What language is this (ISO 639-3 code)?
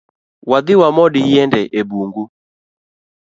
luo